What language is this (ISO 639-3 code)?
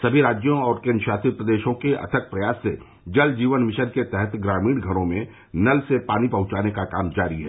hin